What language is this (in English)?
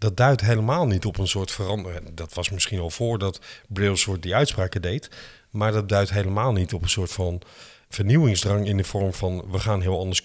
Dutch